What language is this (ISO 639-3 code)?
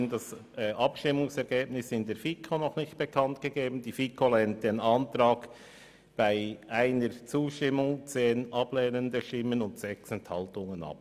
gsw